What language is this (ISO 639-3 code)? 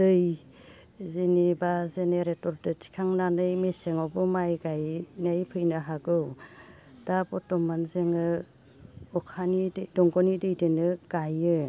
brx